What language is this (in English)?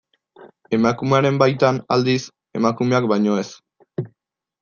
Basque